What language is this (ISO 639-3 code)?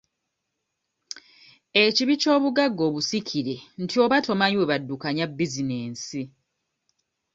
lug